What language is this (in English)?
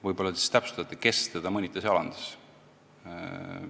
Estonian